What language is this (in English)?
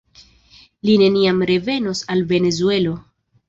Esperanto